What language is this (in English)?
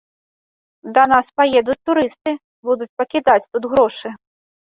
Belarusian